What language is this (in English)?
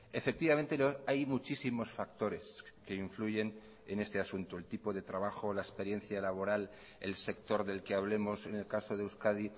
Spanish